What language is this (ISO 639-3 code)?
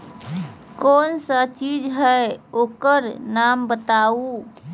mag